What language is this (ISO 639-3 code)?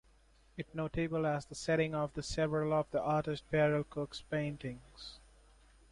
eng